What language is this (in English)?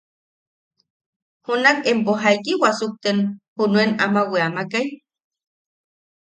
Yaqui